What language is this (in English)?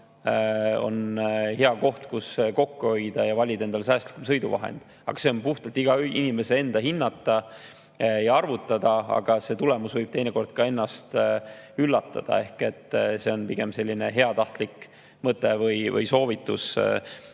Estonian